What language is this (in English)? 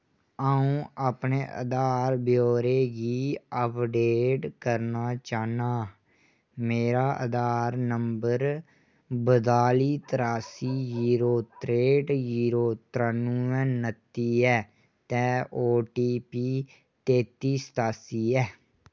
Dogri